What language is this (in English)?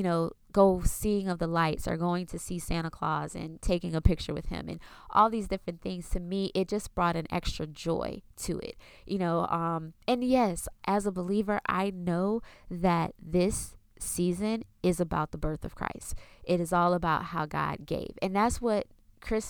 English